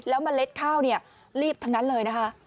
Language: Thai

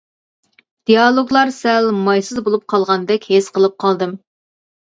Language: Uyghur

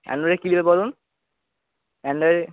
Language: Bangla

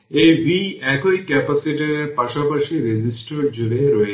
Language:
Bangla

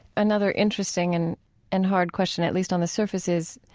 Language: English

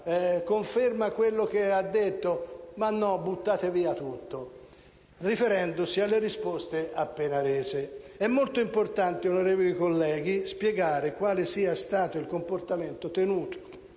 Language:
Italian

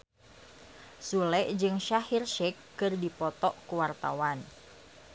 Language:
Sundanese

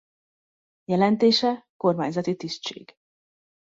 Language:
Hungarian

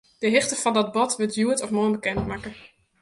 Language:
Western Frisian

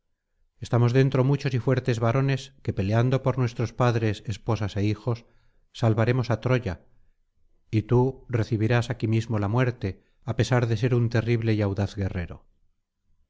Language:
Spanish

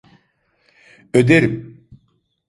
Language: Turkish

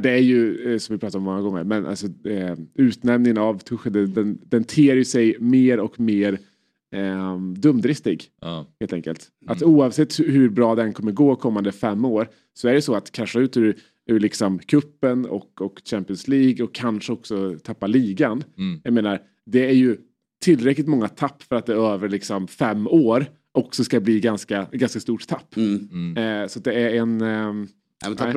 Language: Swedish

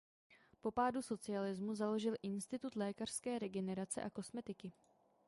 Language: Czech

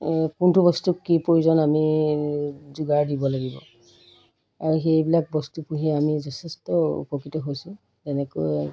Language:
Assamese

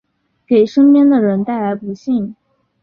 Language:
Chinese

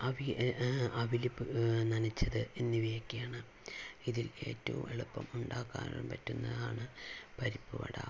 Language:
Malayalam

